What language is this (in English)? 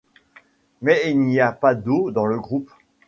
French